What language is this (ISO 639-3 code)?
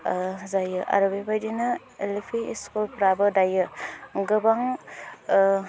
brx